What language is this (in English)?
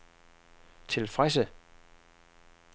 Danish